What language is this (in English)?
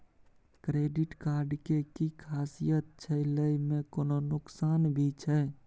Maithili